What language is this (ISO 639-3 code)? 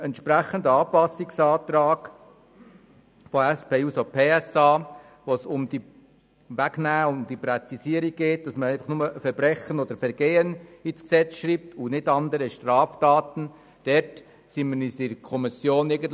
gsw